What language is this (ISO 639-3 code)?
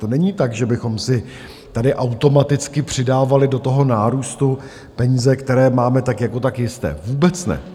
ces